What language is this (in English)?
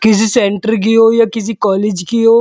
Hindi